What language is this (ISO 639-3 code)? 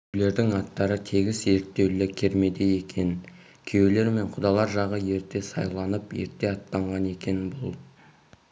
kaz